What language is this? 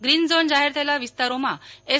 Gujarati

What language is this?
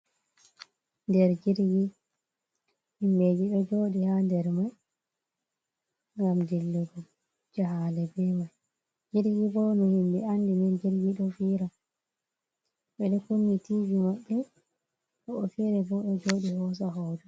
Fula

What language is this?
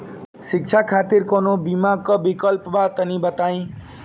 Bhojpuri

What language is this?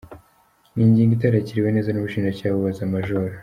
Kinyarwanda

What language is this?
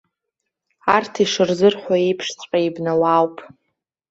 Abkhazian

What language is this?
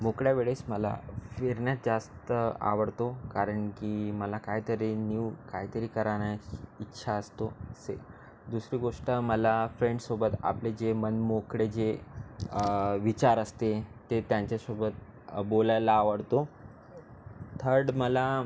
Marathi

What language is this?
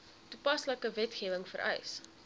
Afrikaans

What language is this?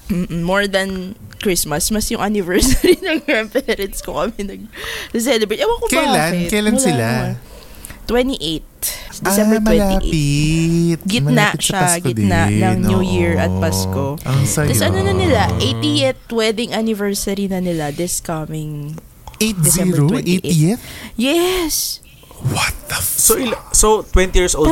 Filipino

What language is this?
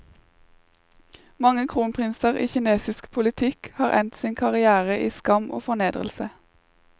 Norwegian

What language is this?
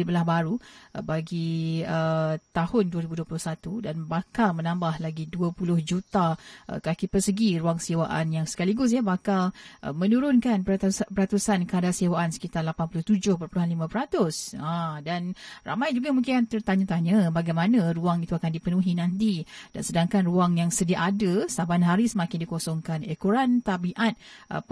Malay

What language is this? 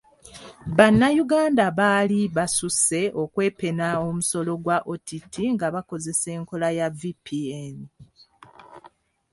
Ganda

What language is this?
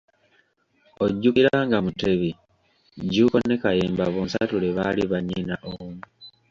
Ganda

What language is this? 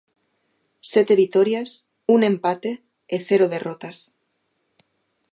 Galician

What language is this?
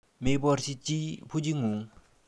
Kalenjin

